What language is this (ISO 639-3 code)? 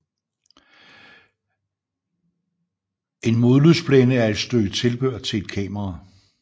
dan